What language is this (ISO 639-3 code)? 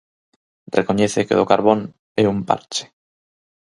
glg